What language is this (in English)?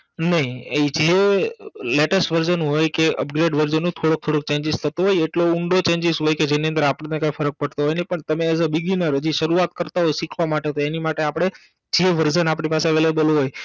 Gujarati